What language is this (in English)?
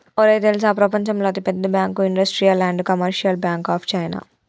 Telugu